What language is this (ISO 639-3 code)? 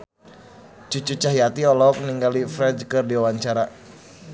sun